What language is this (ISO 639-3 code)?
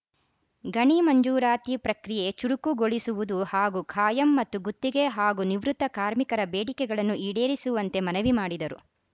kan